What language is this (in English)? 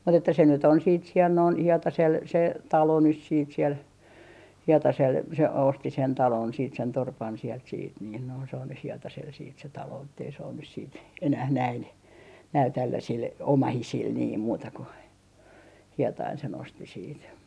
Finnish